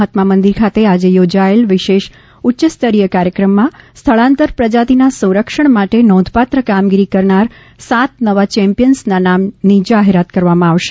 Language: Gujarati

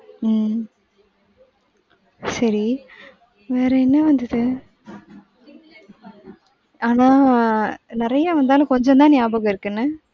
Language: Tamil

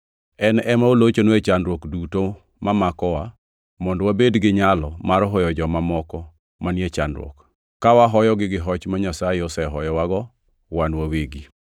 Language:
Luo (Kenya and Tanzania)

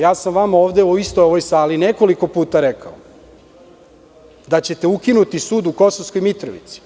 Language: Serbian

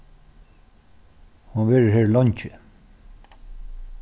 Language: Faroese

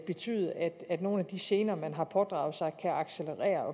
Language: Danish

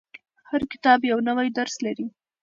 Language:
Pashto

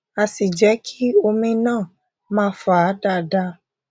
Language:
Yoruba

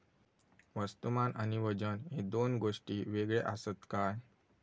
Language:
Marathi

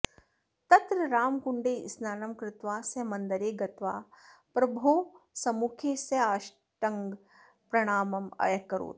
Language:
Sanskrit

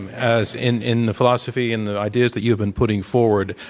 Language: English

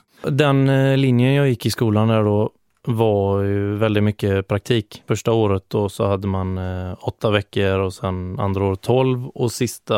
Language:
Swedish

